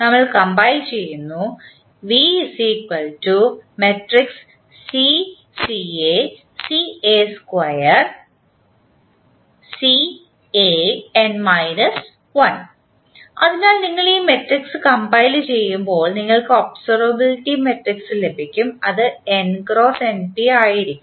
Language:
Malayalam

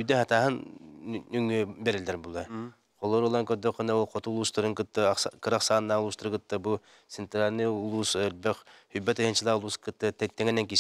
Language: Turkish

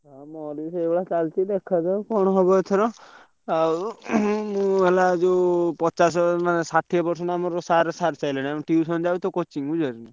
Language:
Odia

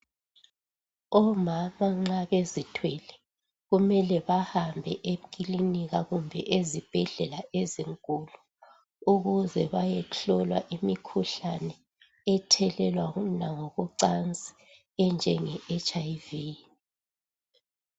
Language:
North Ndebele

